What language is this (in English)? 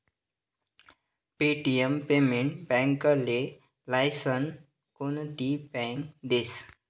Marathi